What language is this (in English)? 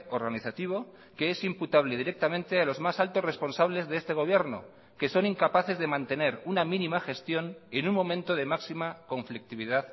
Spanish